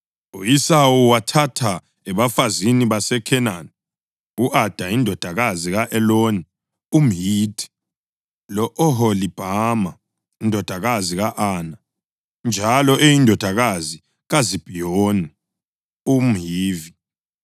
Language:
North Ndebele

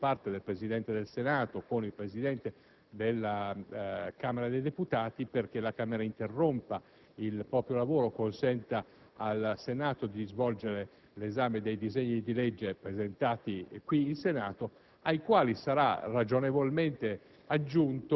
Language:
Italian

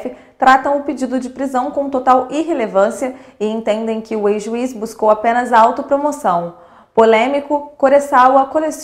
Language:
Portuguese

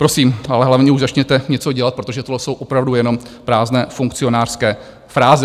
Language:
Czech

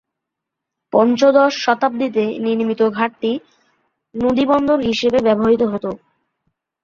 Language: Bangla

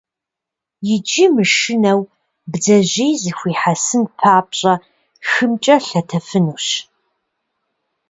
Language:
Kabardian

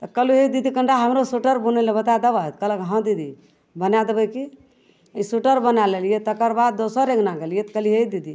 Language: Maithili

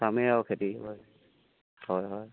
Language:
Assamese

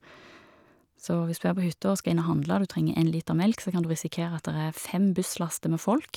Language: Norwegian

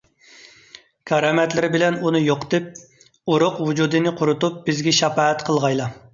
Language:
Uyghur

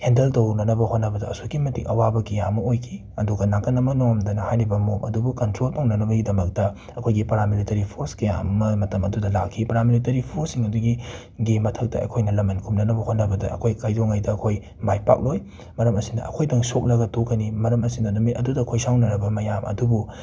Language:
Manipuri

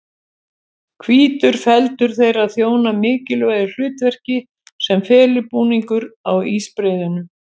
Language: Icelandic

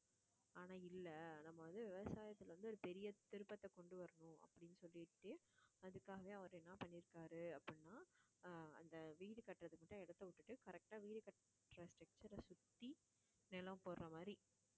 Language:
Tamil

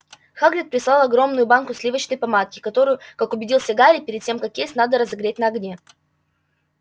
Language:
Russian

